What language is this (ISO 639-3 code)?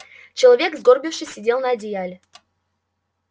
rus